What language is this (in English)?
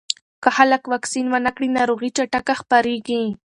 Pashto